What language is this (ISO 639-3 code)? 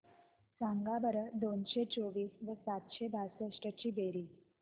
mar